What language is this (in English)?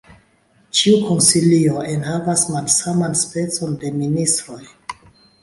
Esperanto